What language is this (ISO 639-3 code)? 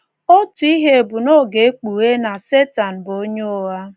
ibo